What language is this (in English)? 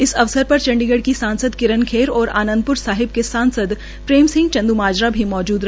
Hindi